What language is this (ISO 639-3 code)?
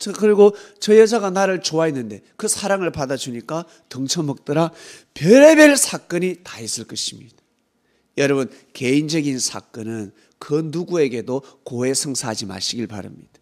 kor